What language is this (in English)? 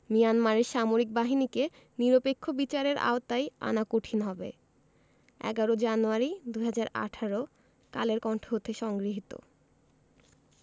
Bangla